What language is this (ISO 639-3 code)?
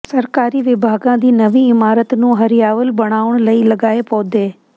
pan